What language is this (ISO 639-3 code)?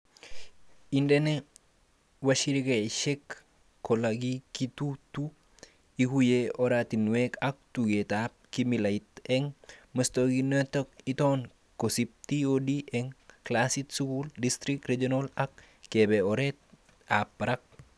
kln